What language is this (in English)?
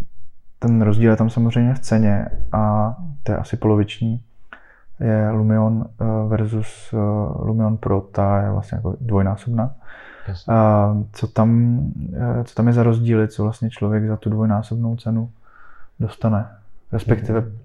Czech